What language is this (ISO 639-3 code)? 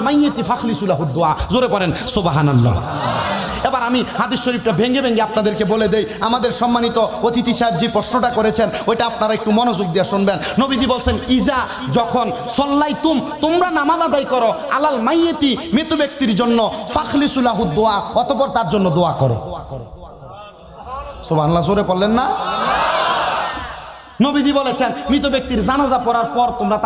ben